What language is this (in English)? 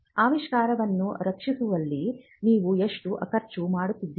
Kannada